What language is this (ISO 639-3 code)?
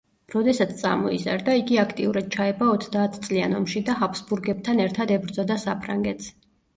kat